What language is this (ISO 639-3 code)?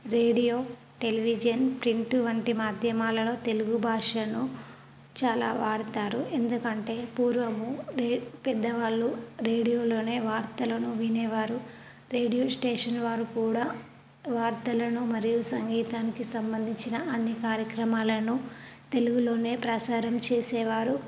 tel